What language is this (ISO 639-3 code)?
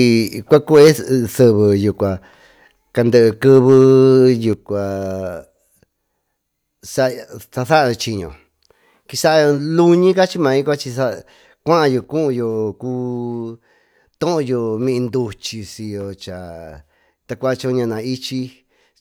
mtu